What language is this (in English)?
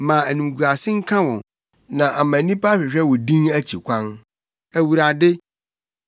Akan